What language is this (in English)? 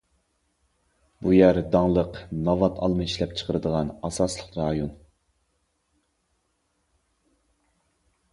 Uyghur